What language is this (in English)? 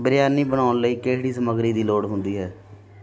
Punjabi